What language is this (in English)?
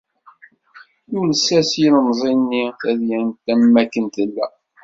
Kabyle